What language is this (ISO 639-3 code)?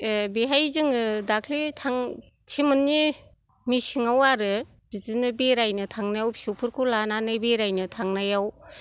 brx